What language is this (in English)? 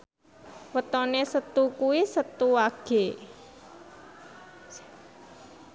Javanese